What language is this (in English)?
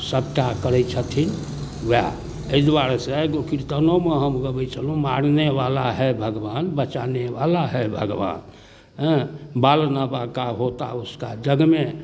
Maithili